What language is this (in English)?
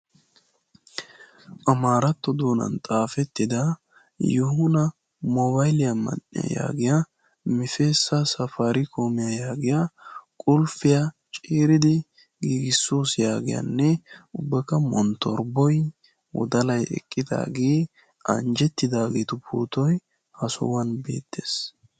Wolaytta